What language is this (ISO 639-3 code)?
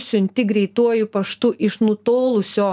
lit